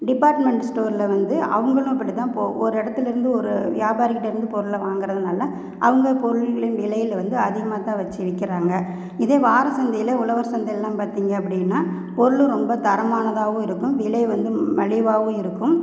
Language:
Tamil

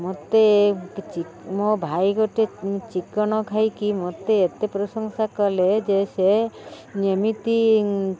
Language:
Odia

